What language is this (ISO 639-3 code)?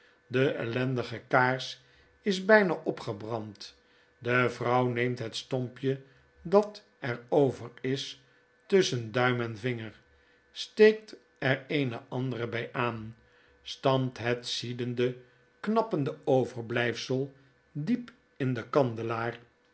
nld